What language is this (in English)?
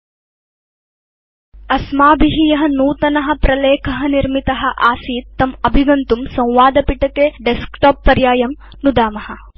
Sanskrit